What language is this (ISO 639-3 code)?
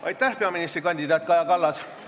est